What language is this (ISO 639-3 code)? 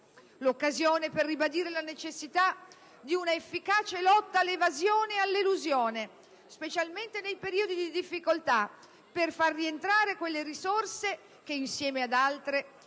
ita